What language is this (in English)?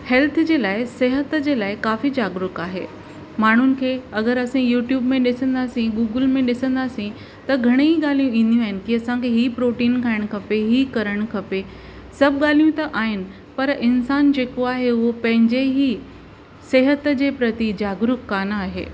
Sindhi